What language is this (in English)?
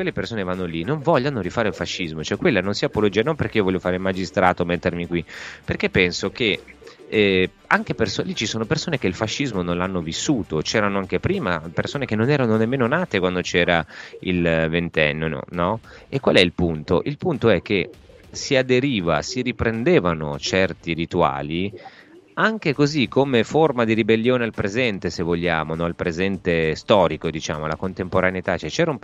Italian